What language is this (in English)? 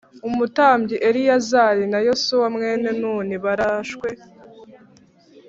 Kinyarwanda